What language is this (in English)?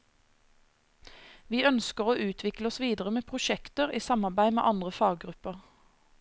Norwegian